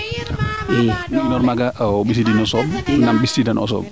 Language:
Serer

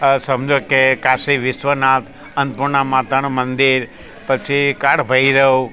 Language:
Gujarati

